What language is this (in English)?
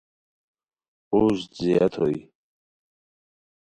Khowar